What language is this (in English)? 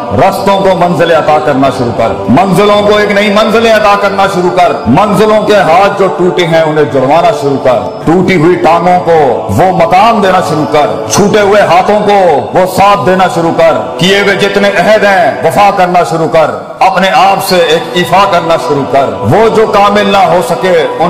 Urdu